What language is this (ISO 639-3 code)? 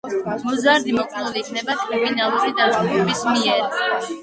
kat